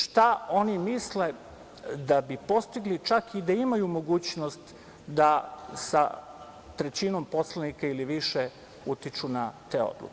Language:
Serbian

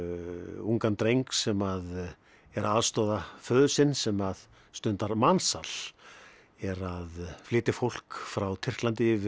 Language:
Icelandic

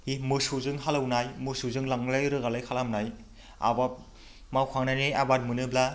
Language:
Bodo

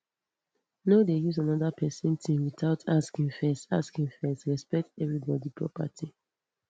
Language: Nigerian Pidgin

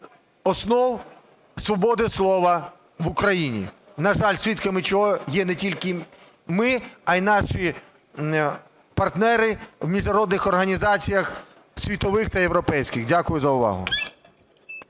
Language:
Ukrainian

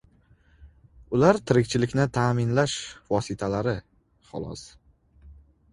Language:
Uzbek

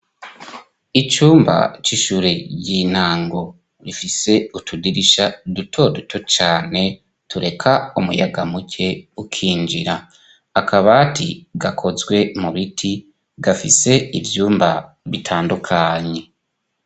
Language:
Rundi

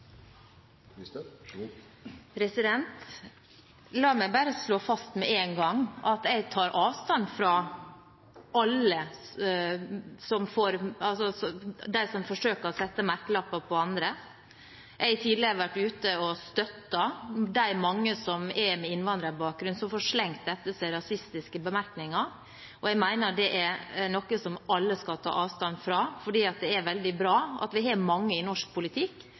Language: Norwegian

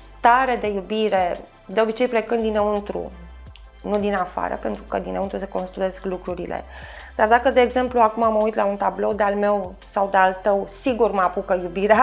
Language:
Romanian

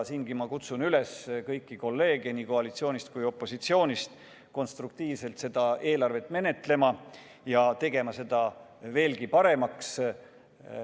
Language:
Estonian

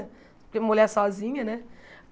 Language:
Portuguese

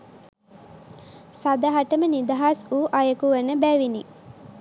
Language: Sinhala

